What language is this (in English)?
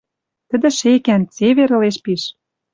Western Mari